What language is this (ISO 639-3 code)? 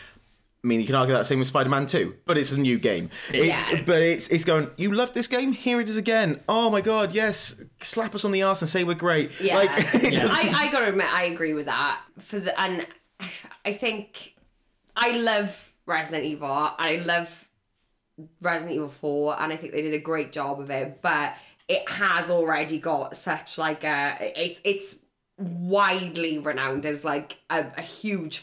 eng